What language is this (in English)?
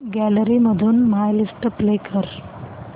Marathi